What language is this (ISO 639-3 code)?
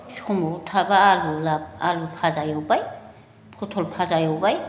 brx